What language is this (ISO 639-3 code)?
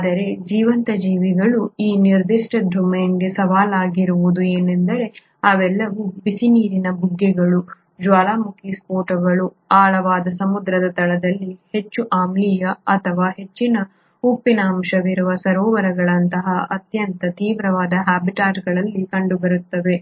kan